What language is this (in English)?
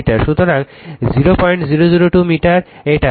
Bangla